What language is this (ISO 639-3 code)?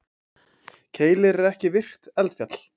isl